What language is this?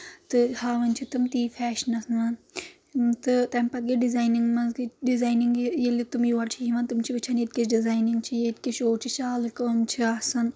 Kashmiri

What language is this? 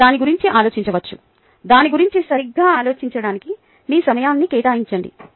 Telugu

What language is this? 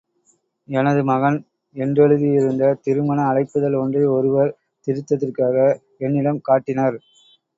Tamil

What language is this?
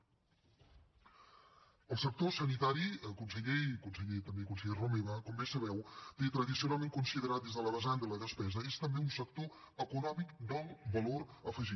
Catalan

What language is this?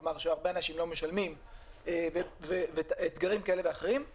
Hebrew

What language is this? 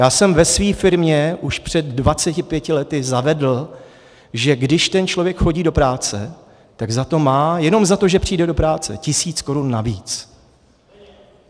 Czech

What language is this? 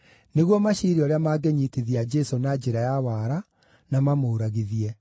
Kikuyu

